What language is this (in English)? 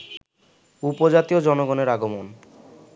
Bangla